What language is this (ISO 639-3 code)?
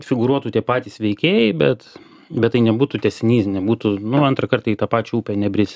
lit